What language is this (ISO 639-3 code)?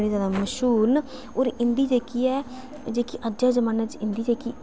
doi